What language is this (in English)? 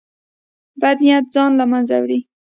Pashto